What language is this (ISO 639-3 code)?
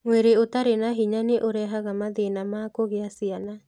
kik